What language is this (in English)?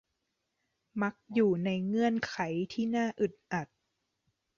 Thai